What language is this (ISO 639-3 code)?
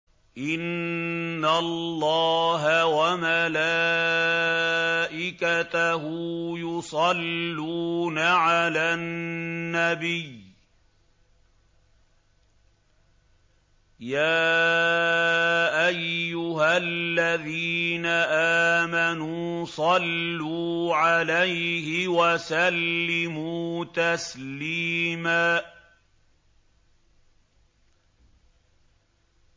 ara